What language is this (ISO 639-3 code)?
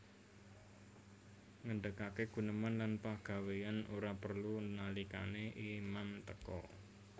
jav